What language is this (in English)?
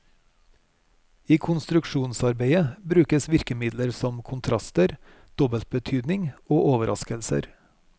Norwegian